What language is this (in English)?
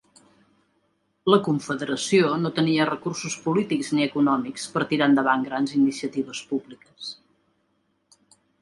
Catalan